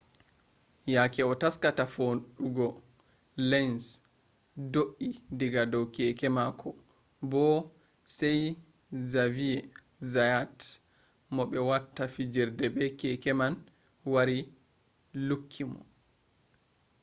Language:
Fula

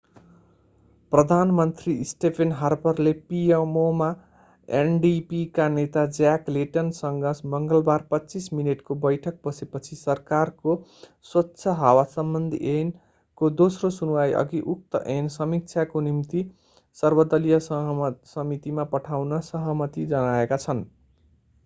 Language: Nepali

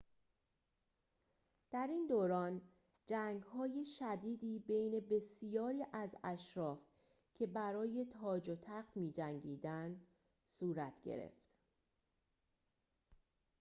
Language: Persian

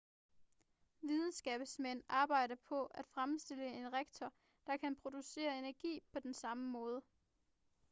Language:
Danish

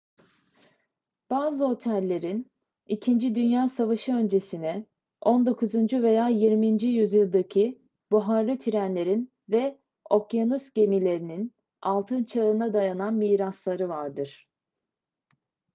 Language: Turkish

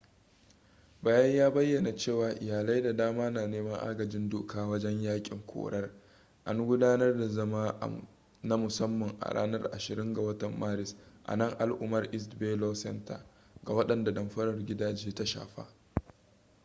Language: Hausa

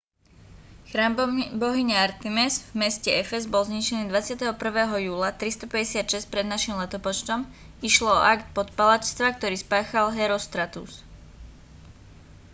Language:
Slovak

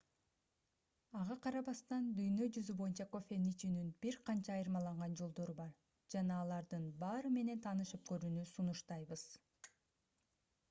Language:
Kyrgyz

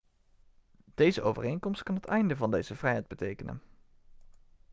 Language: Dutch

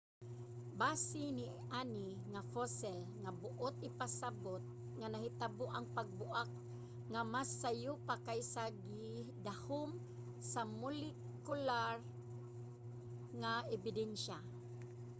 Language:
Cebuano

